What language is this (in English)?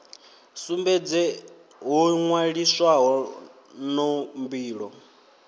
Venda